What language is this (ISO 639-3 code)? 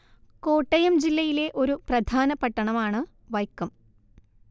mal